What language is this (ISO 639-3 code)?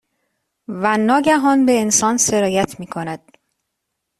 fas